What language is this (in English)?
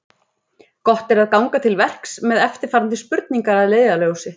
Icelandic